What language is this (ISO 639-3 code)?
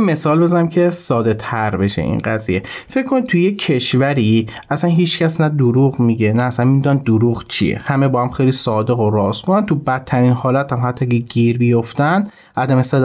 fas